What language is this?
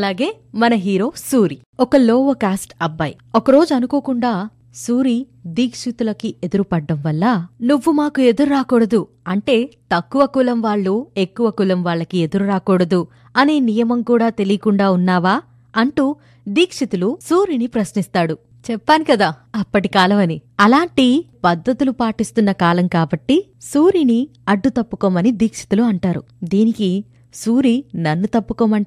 Telugu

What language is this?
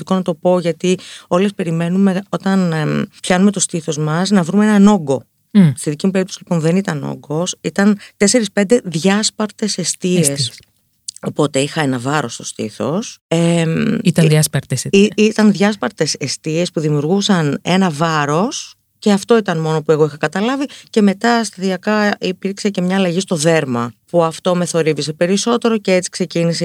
Greek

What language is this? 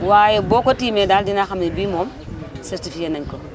Wolof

